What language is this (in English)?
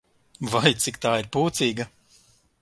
Latvian